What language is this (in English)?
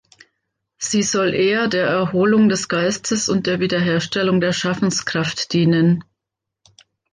German